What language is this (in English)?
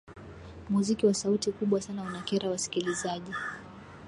Swahili